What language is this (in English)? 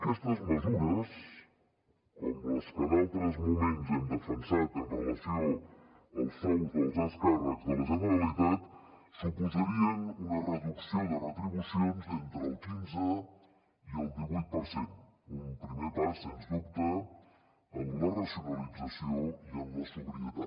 Catalan